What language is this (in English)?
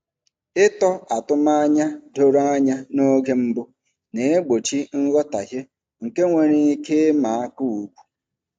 Igbo